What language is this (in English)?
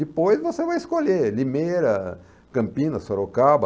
Portuguese